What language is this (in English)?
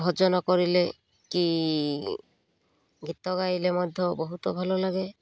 Odia